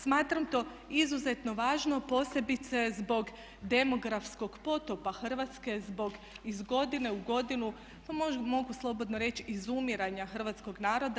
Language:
Croatian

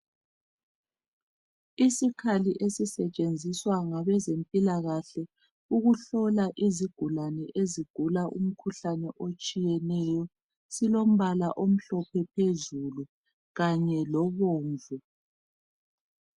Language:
North Ndebele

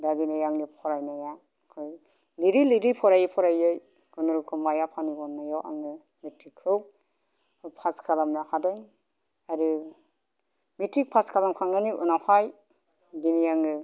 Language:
Bodo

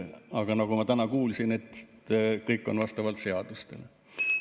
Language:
Estonian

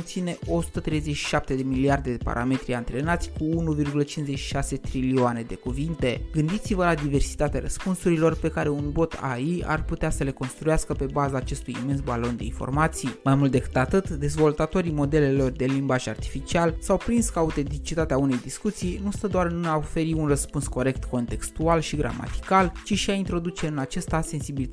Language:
Romanian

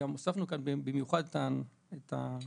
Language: Hebrew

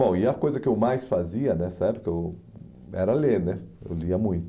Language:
Portuguese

